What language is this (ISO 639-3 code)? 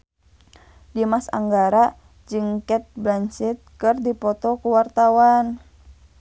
sun